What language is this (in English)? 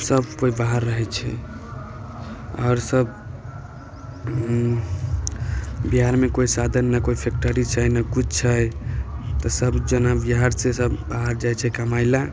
Maithili